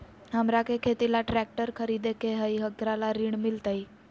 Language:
Magahi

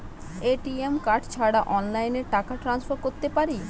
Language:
Bangla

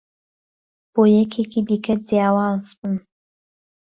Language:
Central Kurdish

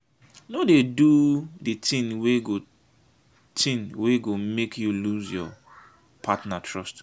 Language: Nigerian Pidgin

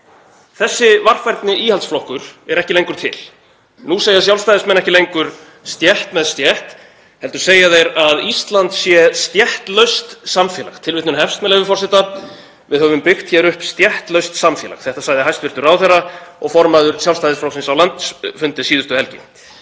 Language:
Icelandic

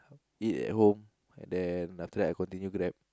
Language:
English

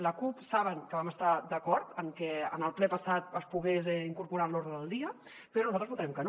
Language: Catalan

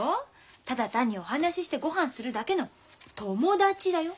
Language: Japanese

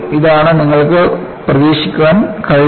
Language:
Malayalam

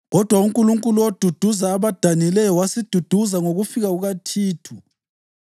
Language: North Ndebele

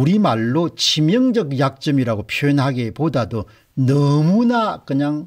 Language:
Korean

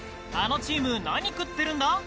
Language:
Japanese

